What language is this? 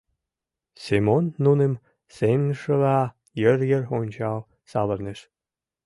Mari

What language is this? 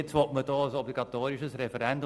Swiss German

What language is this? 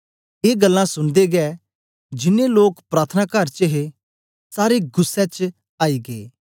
Dogri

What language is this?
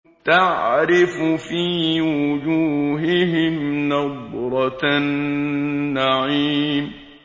Arabic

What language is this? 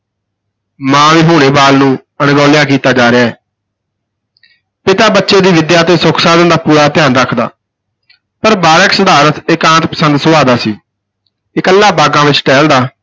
Punjabi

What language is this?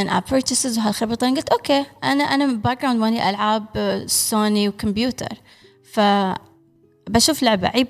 Arabic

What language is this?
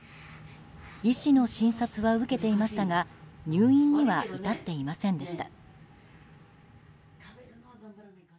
Japanese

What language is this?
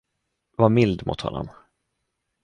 Swedish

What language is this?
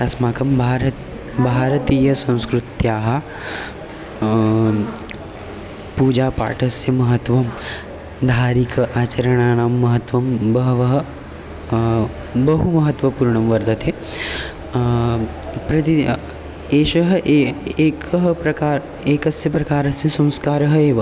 Sanskrit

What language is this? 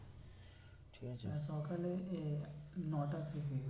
Bangla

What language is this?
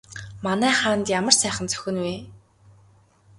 Mongolian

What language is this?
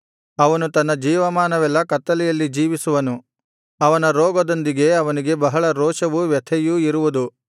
Kannada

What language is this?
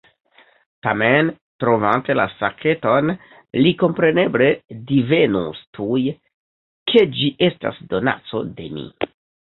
Esperanto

